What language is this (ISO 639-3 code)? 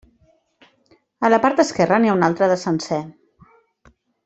cat